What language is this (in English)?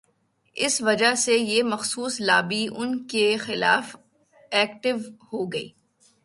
Urdu